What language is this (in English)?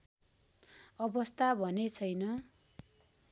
Nepali